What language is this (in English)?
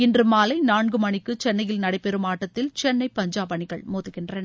Tamil